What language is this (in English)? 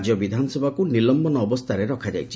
Odia